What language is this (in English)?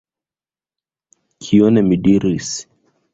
Esperanto